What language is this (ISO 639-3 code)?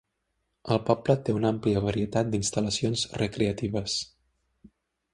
cat